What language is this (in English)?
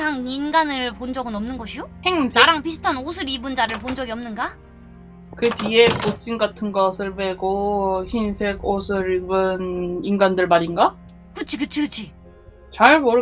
Korean